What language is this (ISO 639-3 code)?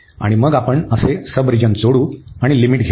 mar